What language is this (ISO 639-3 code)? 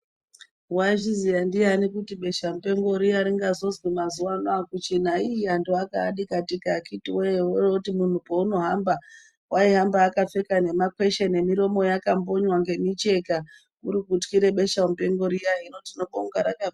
ndc